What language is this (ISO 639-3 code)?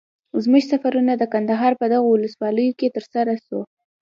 pus